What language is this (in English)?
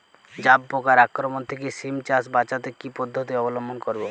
Bangla